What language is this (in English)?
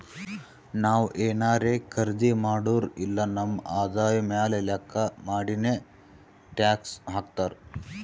Kannada